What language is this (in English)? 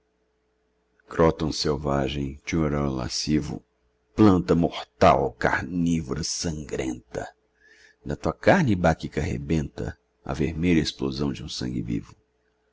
Portuguese